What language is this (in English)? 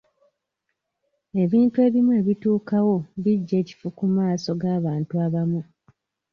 Ganda